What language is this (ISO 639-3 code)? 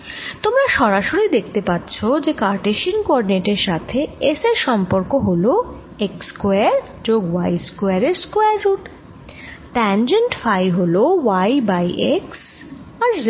ben